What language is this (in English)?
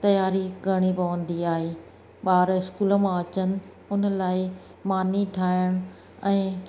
Sindhi